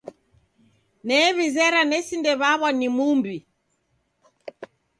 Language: Taita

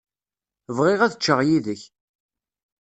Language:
Kabyle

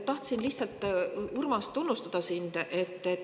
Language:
Estonian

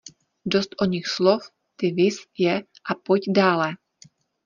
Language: Czech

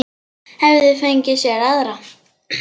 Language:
Icelandic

